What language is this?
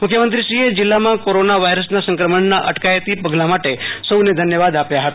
Gujarati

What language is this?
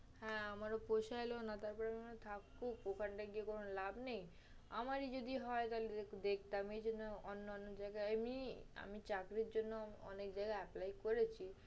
Bangla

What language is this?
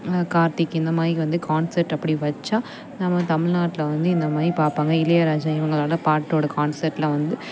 Tamil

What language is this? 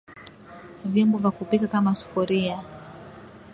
Swahili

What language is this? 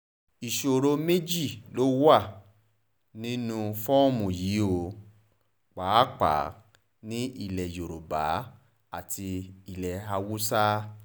Yoruba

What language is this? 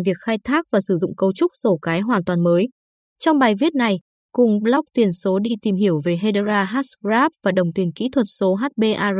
Vietnamese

